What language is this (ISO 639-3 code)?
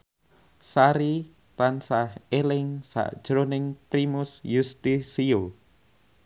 jav